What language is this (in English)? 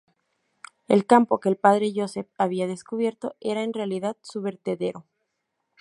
Spanish